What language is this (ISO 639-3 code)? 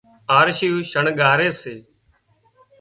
kxp